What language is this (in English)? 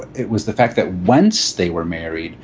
English